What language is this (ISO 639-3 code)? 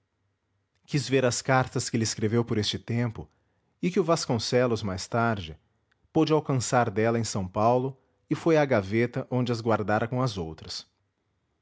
por